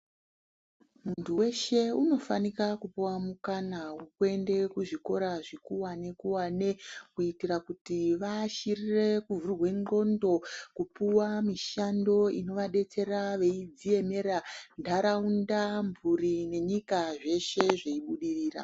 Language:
Ndau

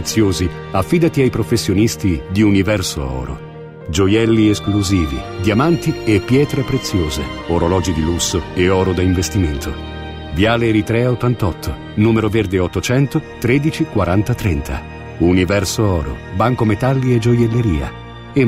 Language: Italian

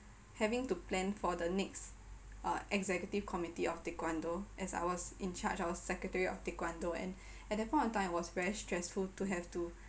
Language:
English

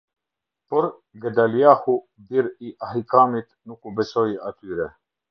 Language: Albanian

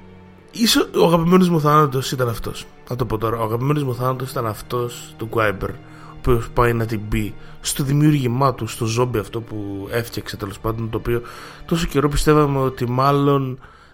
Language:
Greek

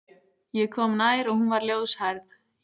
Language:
Icelandic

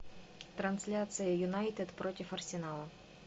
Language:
Russian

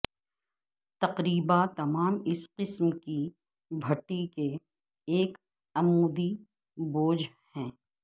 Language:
Urdu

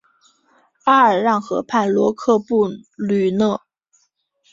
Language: Chinese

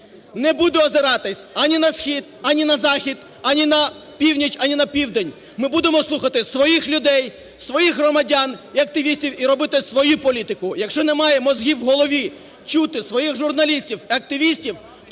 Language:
Ukrainian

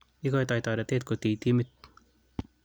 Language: Kalenjin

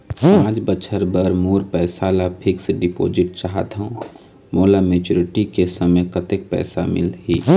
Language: Chhattisgarhi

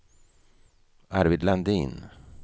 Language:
Swedish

